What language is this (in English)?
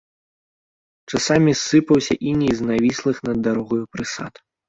Belarusian